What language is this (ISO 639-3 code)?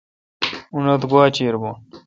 xka